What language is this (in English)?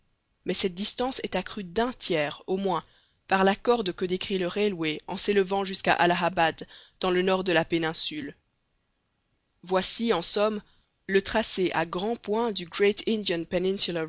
French